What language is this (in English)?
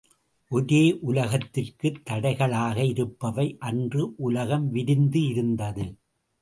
Tamil